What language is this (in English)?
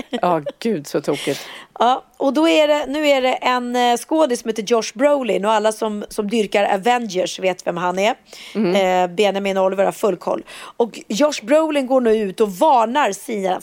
Swedish